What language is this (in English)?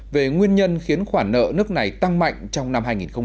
Vietnamese